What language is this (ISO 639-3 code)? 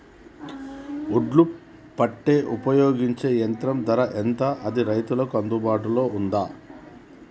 tel